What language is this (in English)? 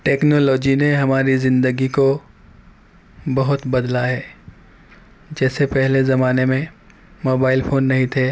Urdu